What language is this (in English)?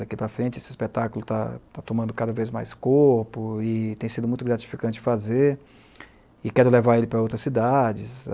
Portuguese